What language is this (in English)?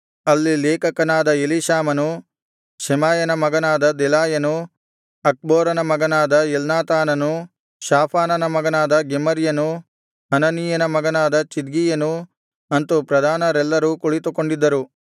Kannada